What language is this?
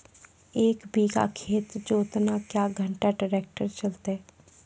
Maithili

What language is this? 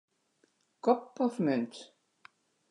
Western Frisian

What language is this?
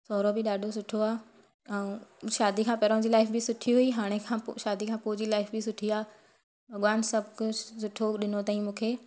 Sindhi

